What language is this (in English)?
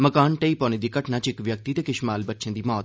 Dogri